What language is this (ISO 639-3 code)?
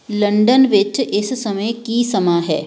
pan